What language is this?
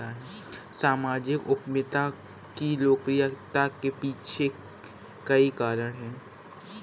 Hindi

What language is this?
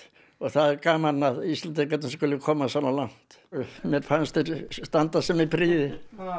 Icelandic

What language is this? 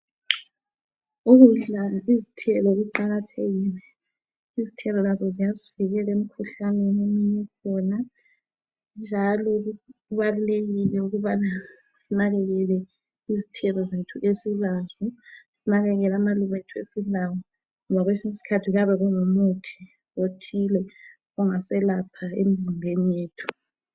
North Ndebele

